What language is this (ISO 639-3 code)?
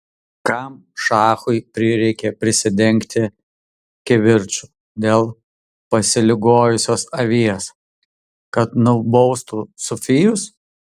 lit